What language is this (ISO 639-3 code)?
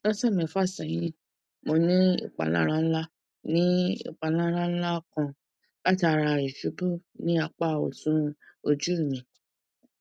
yor